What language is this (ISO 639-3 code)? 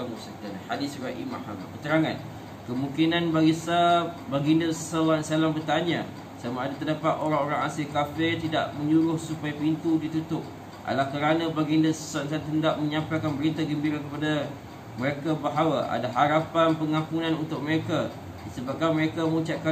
msa